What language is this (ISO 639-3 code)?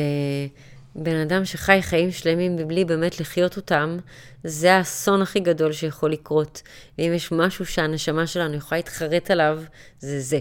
heb